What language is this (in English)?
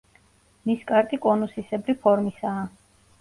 Georgian